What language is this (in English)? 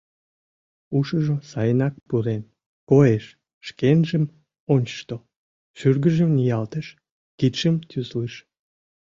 Mari